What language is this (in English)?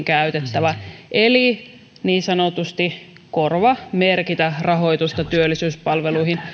Finnish